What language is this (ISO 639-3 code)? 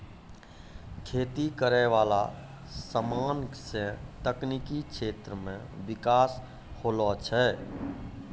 mai